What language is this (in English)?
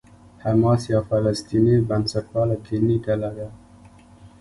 Pashto